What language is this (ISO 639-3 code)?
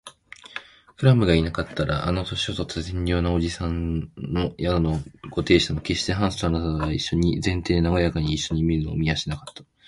jpn